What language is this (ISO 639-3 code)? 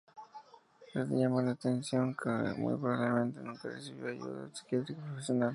spa